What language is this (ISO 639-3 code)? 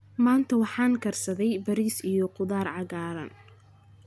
som